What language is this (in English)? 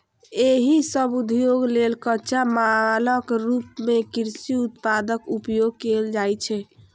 Maithili